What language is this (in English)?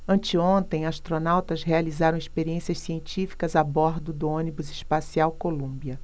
Portuguese